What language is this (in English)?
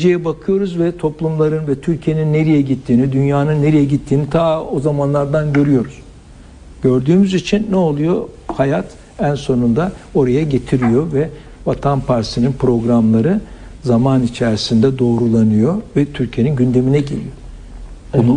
Turkish